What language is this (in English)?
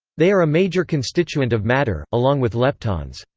English